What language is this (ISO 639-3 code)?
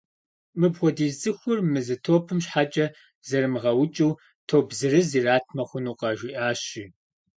kbd